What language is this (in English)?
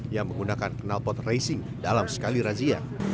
Indonesian